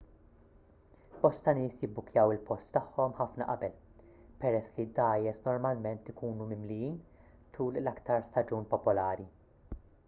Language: Maltese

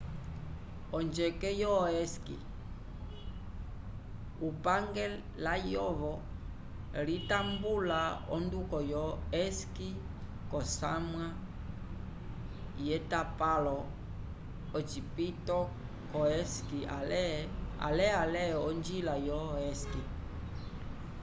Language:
Umbundu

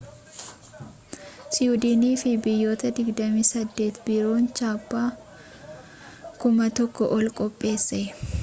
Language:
Oromo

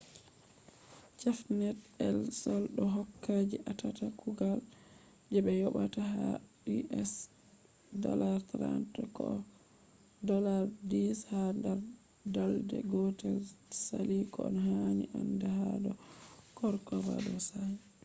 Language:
Fula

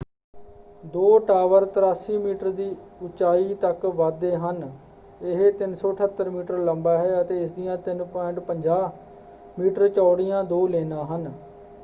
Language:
Punjabi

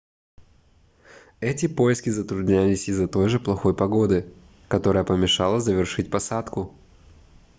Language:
Russian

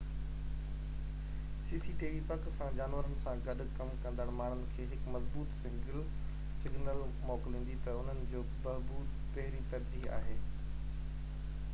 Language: Sindhi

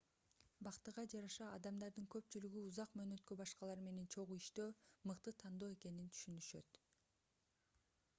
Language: Kyrgyz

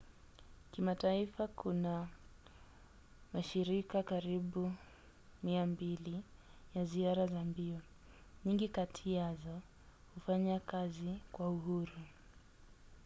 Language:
Swahili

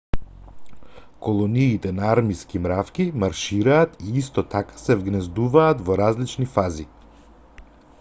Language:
Macedonian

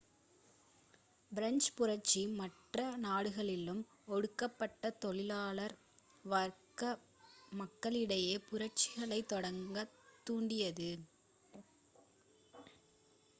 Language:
Tamil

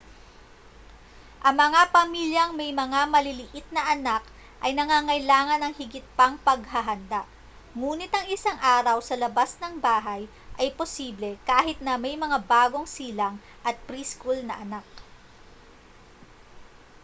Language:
Filipino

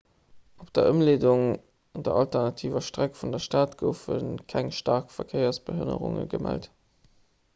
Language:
Luxembourgish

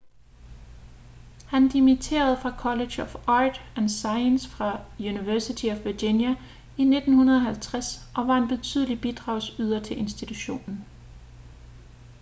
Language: Danish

